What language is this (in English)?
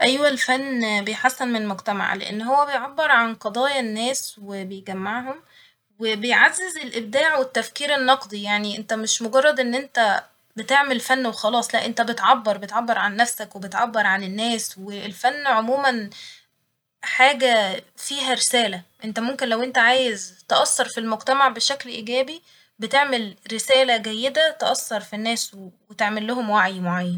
Egyptian Arabic